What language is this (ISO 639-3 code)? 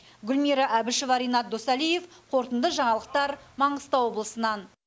kaz